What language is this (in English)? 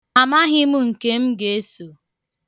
Igbo